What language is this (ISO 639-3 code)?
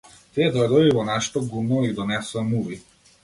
mkd